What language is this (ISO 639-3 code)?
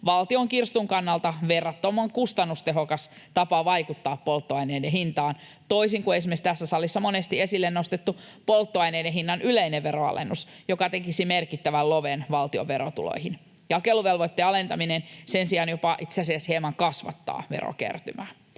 fin